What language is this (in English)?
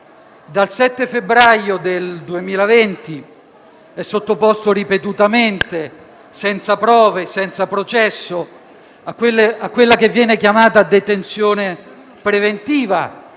Italian